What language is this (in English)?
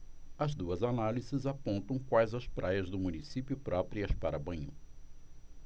Portuguese